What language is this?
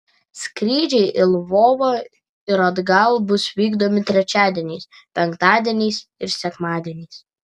Lithuanian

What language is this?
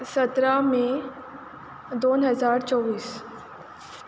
Konkani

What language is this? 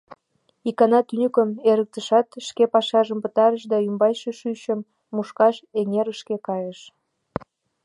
Mari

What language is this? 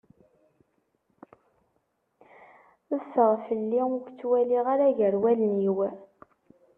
Kabyle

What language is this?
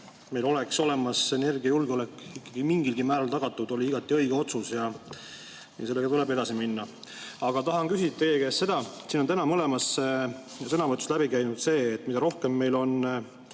Estonian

